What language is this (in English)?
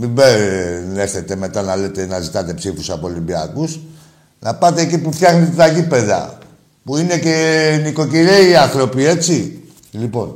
Greek